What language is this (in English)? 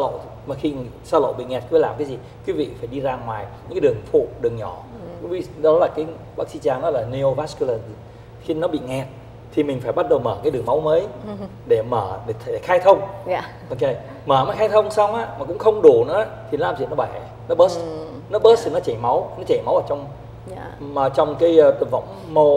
Vietnamese